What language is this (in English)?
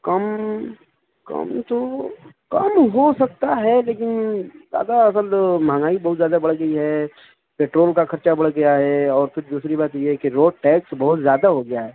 Urdu